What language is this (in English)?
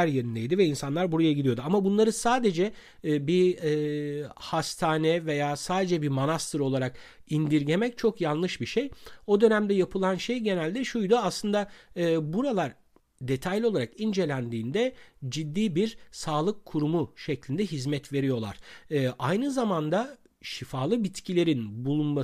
Turkish